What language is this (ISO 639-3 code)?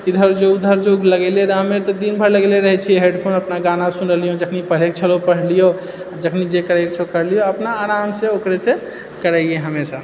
mai